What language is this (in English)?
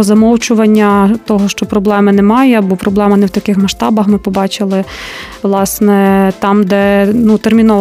Ukrainian